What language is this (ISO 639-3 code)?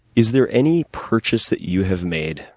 eng